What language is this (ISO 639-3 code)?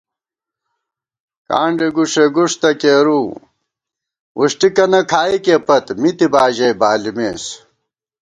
gwt